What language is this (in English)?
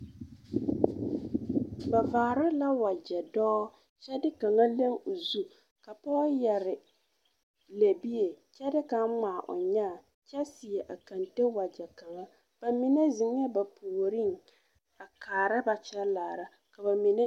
Southern Dagaare